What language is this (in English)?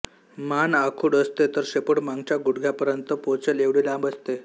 Marathi